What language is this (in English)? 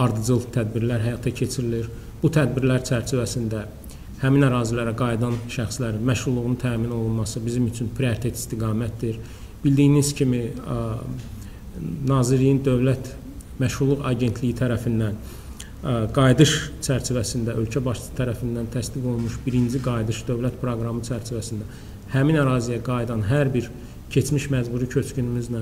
Turkish